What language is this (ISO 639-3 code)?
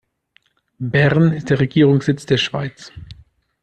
deu